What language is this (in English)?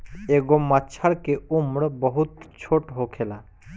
Bhojpuri